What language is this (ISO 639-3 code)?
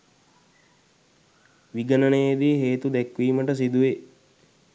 sin